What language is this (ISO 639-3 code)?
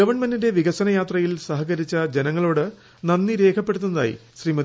mal